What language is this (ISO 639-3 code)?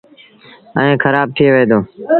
sbn